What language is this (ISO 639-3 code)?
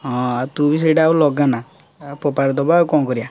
ori